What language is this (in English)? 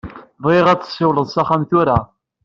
Kabyle